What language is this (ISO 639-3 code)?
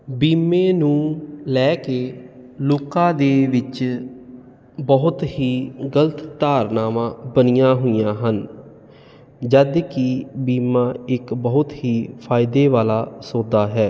pan